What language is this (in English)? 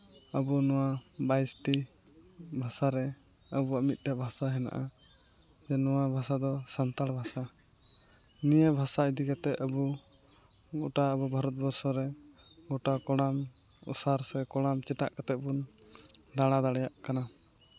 Santali